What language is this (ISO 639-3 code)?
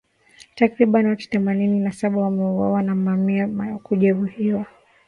swa